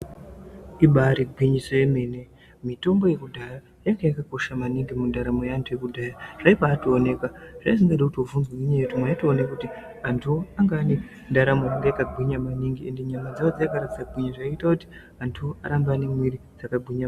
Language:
Ndau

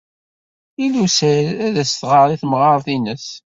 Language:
Kabyle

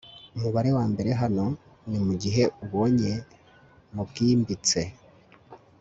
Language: Kinyarwanda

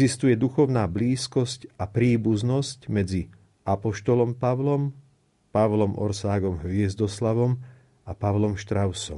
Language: Slovak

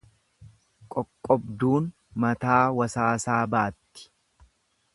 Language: Oromo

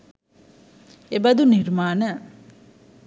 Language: Sinhala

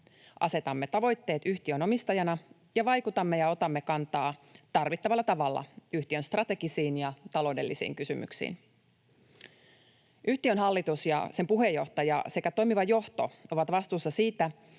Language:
Finnish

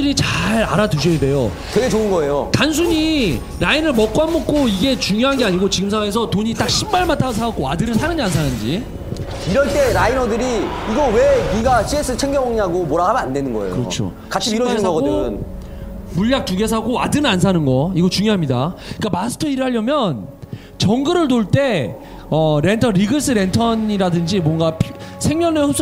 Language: Korean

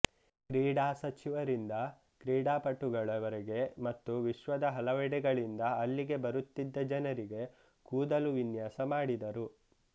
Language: Kannada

